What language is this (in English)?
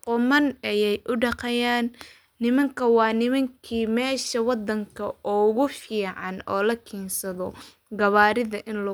Somali